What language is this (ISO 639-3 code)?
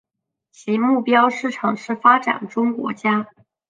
zho